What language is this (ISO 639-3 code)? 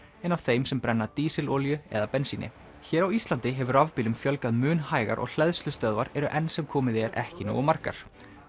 isl